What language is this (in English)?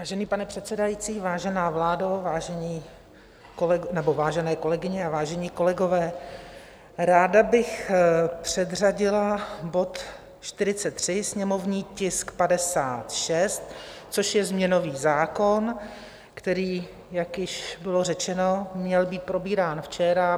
Czech